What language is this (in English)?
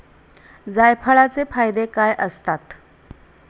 Marathi